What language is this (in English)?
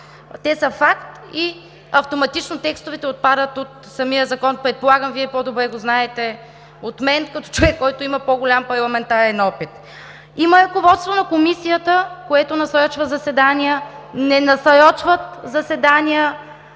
Bulgarian